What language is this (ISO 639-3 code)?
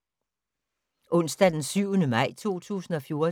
dan